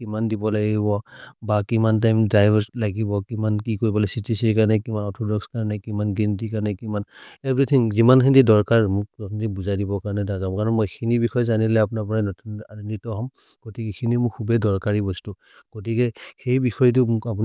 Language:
Maria (India)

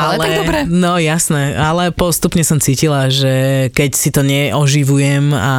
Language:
Slovak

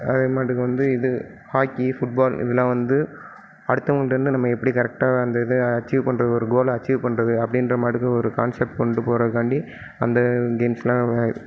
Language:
Tamil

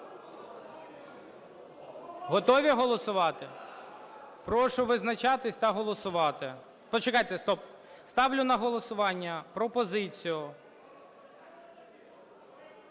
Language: Ukrainian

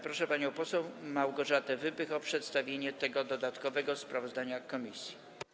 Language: Polish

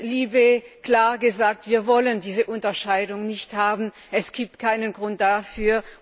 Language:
German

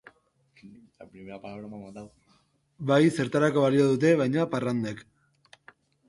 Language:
Basque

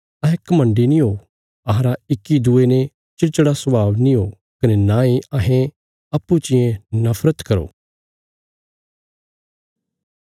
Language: Bilaspuri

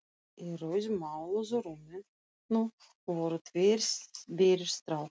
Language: Icelandic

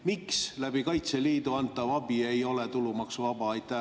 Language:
Estonian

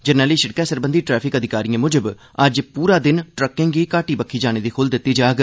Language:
Dogri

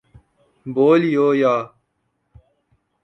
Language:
Urdu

